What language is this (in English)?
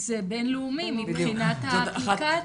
Hebrew